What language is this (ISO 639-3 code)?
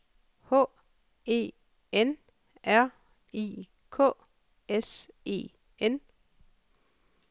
dan